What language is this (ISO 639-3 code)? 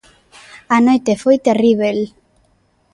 glg